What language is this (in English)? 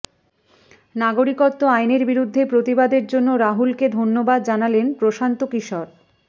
Bangla